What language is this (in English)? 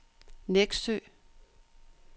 Danish